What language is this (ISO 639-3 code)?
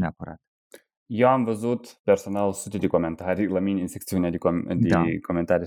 ron